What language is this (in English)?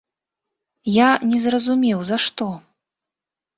Belarusian